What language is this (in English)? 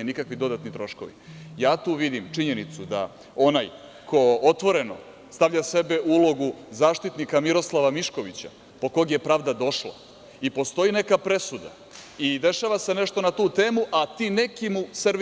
Serbian